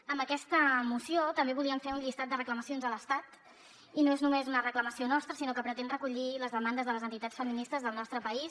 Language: Catalan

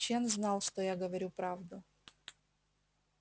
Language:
Russian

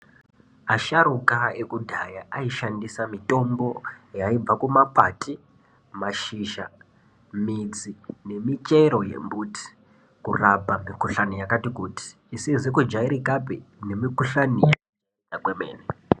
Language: Ndau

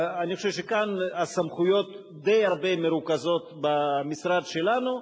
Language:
Hebrew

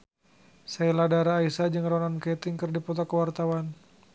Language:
Sundanese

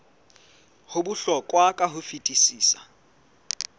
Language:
Southern Sotho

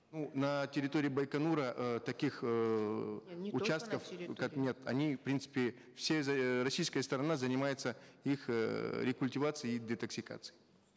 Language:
Kazakh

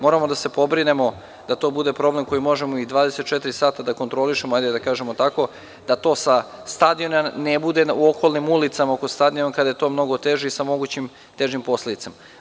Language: Serbian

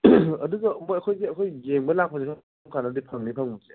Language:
Manipuri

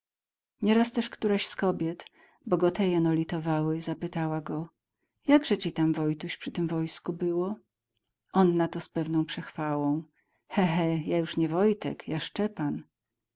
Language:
Polish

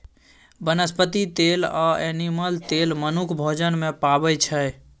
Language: Maithili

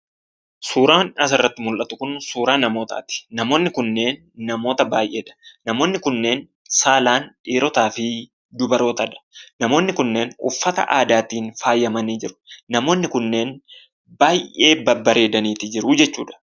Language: Oromo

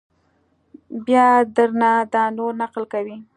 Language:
Pashto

